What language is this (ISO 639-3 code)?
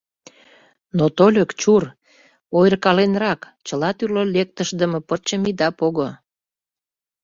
chm